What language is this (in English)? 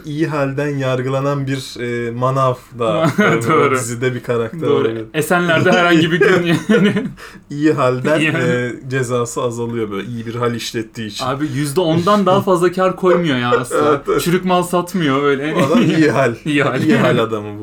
Turkish